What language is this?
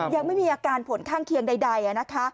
Thai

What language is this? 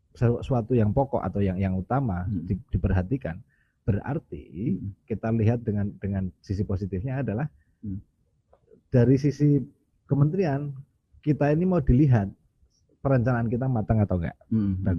Indonesian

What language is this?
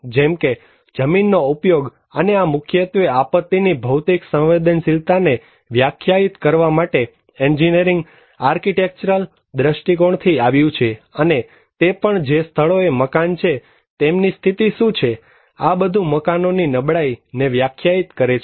Gujarati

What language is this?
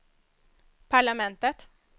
Swedish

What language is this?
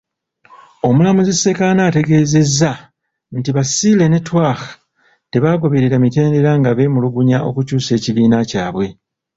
Ganda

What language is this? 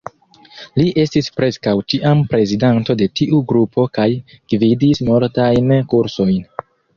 Esperanto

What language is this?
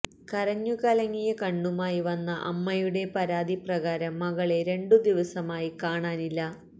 Malayalam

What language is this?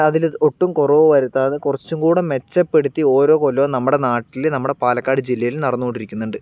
Malayalam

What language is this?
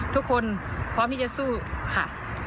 Thai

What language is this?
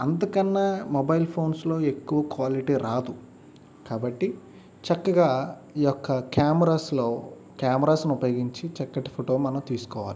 Telugu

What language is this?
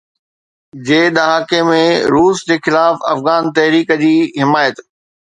Sindhi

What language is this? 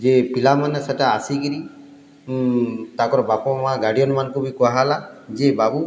Odia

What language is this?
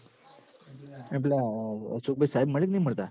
Gujarati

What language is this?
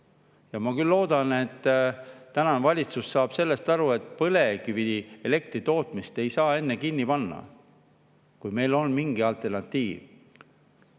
Estonian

